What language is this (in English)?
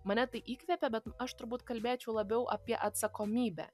Lithuanian